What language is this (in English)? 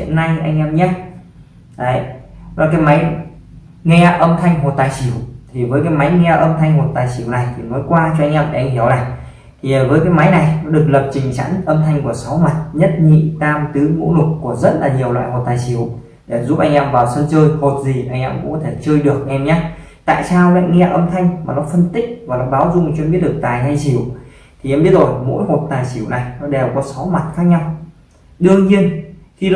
Vietnamese